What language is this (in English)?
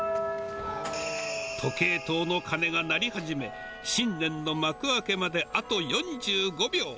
Japanese